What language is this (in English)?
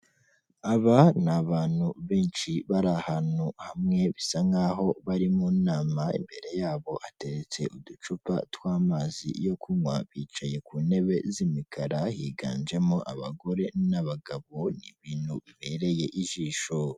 Kinyarwanda